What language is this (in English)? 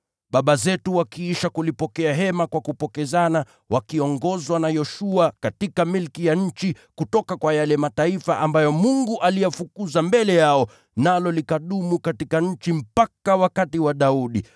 Swahili